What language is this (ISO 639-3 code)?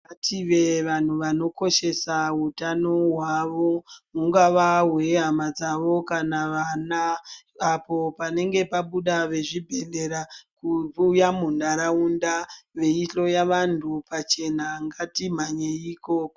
ndc